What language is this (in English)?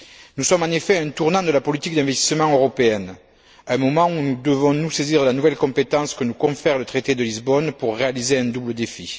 French